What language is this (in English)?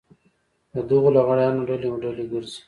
Pashto